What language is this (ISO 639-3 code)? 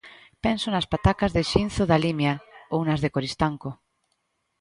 glg